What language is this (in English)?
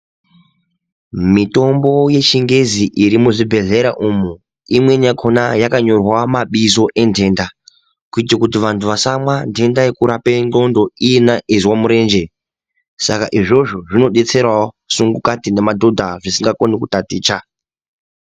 Ndau